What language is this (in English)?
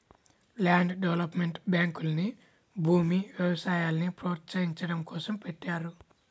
Telugu